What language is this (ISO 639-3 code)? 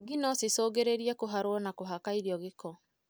kik